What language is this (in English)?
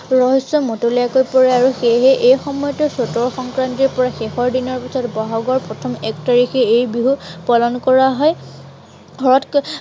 Assamese